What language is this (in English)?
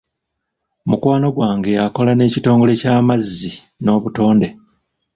Ganda